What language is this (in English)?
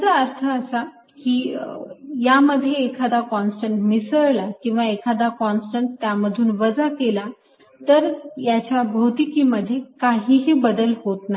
Marathi